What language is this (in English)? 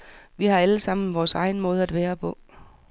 Danish